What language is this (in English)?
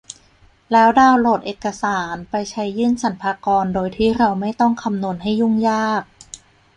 Thai